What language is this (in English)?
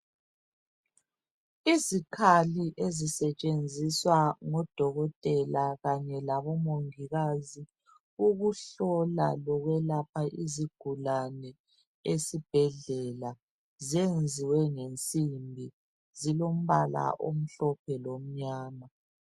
North Ndebele